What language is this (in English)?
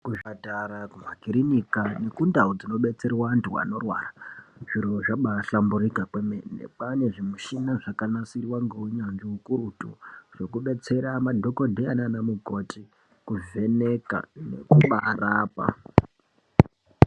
Ndau